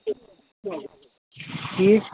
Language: Kashmiri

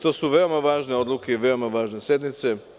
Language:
Serbian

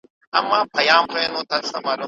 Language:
Pashto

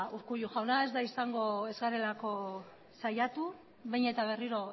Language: Basque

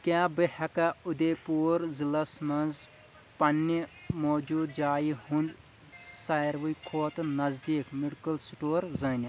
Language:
Kashmiri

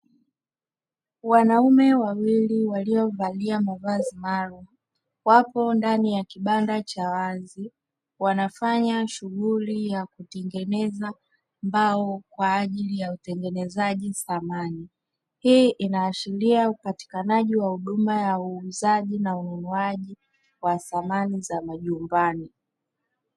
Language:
Swahili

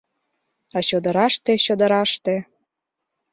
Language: Mari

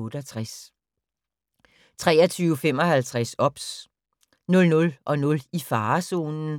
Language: Danish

